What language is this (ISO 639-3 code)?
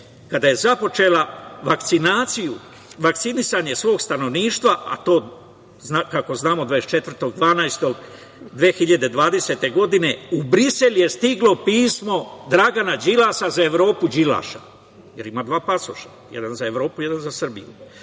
srp